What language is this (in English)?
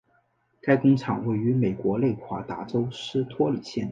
Chinese